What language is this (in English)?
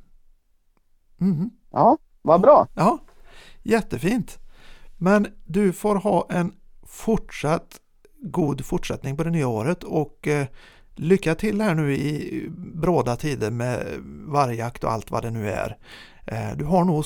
Swedish